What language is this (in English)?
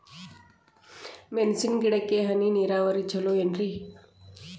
Kannada